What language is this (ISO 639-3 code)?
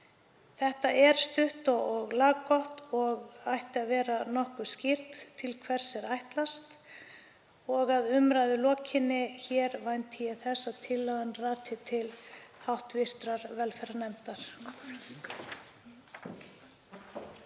isl